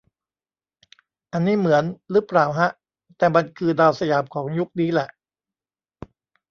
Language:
Thai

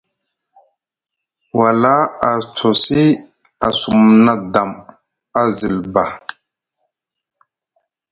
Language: Musgu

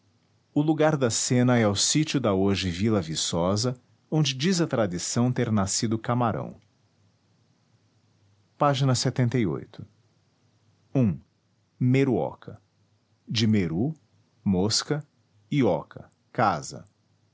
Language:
Portuguese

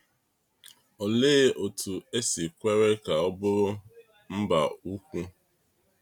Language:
Igbo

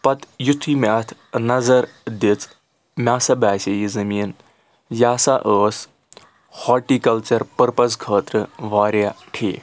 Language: Kashmiri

